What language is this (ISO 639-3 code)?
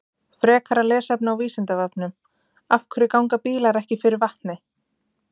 isl